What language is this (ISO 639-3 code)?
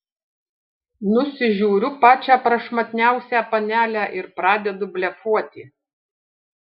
lit